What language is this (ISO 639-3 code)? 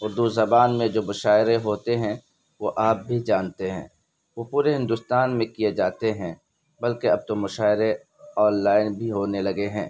urd